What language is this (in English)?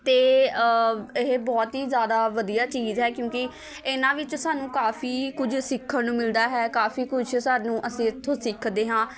Punjabi